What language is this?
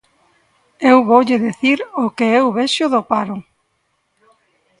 Galician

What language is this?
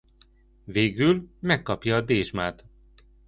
Hungarian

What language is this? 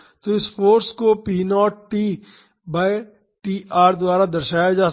Hindi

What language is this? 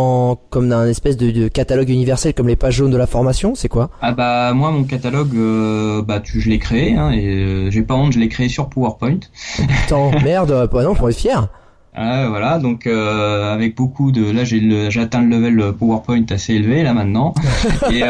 French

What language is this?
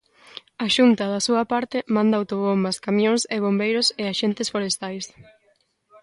Galician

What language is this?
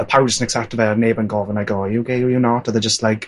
Welsh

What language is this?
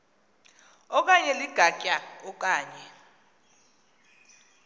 Xhosa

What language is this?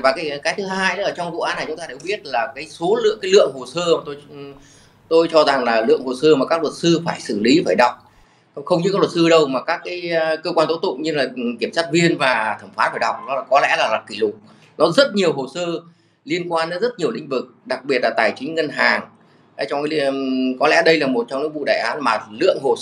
Vietnamese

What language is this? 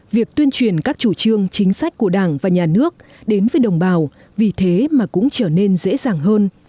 Vietnamese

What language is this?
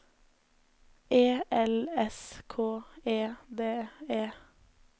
Norwegian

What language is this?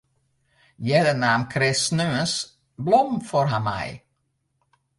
Western Frisian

